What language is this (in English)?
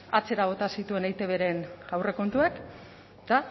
Basque